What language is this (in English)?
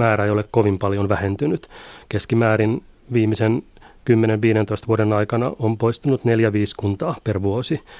Finnish